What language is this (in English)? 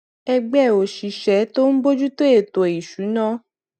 Yoruba